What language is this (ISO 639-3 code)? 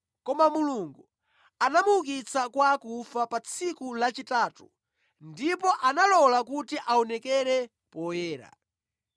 nya